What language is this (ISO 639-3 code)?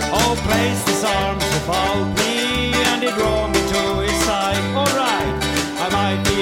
swe